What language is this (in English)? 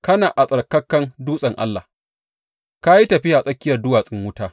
Hausa